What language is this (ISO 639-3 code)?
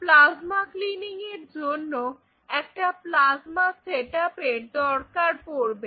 ben